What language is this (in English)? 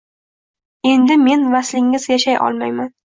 Uzbek